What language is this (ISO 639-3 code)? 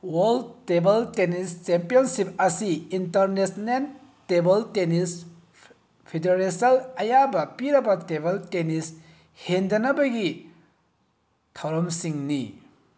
mni